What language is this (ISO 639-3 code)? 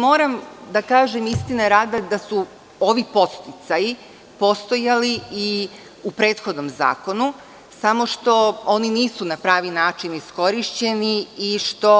srp